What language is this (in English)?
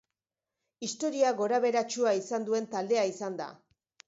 Basque